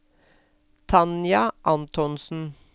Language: Norwegian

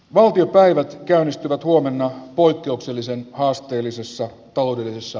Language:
Finnish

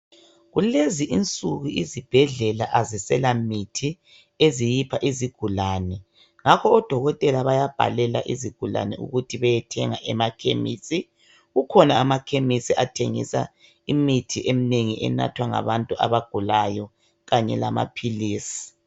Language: North Ndebele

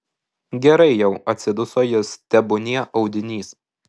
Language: Lithuanian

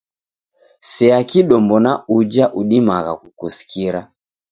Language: Taita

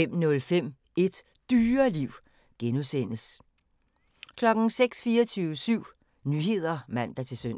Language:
Danish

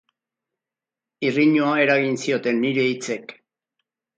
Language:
Basque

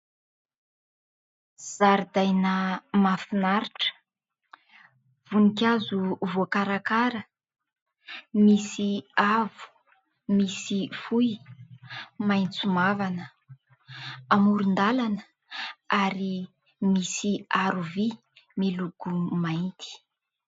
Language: Malagasy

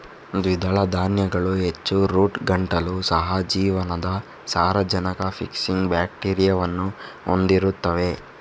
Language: Kannada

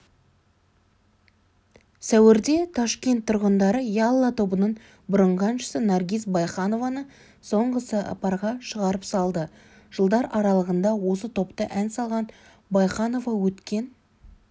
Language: Kazakh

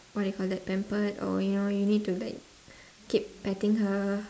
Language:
English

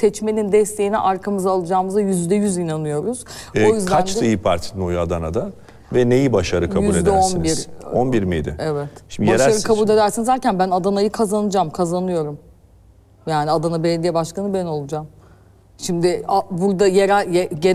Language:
Turkish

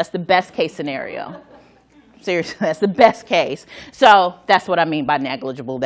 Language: English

